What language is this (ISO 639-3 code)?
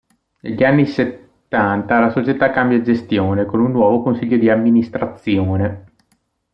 ita